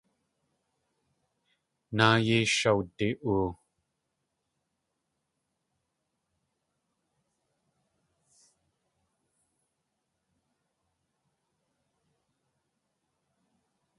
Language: Tlingit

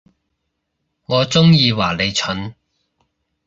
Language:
Cantonese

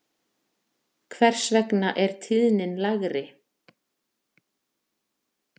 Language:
Icelandic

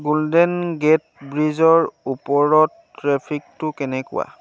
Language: Assamese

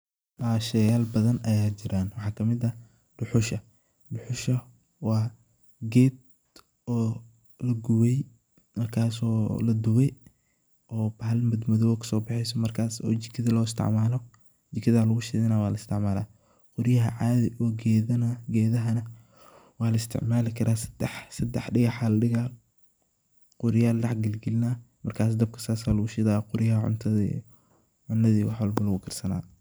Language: Somali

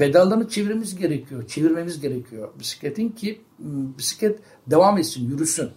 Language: Turkish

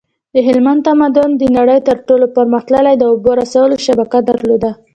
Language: Pashto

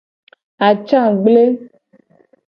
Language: Gen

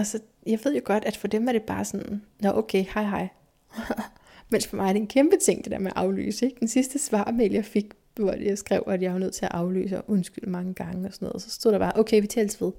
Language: Danish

